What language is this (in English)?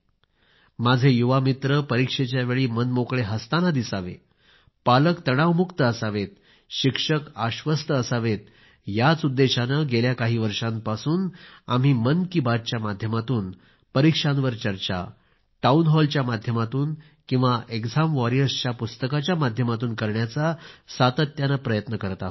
Marathi